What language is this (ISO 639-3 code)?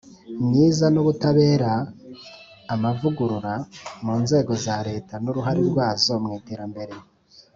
kin